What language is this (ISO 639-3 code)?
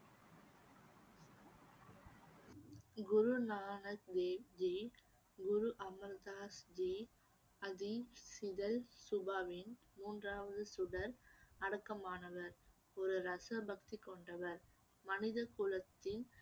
tam